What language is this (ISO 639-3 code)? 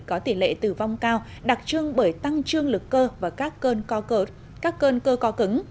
vie